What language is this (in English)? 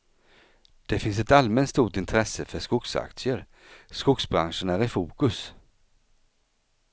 Swedish